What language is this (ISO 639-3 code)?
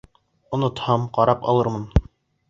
bak